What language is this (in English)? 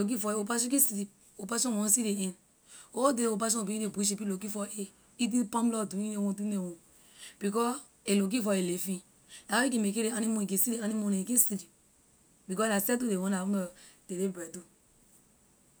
Liberian English